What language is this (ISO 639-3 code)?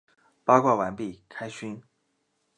zho